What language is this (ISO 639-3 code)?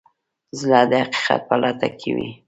pus